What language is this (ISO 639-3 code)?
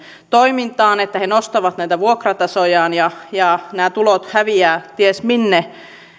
fin